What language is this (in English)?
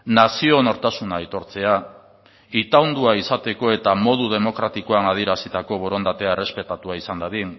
Basque